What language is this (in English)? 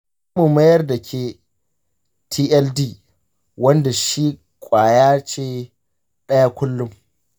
Hausa